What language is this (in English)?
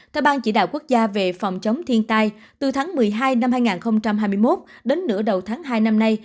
Vietnamese